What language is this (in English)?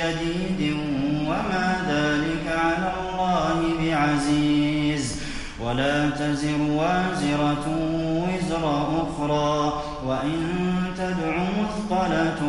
Arabic